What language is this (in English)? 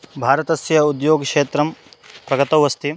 Sanskrit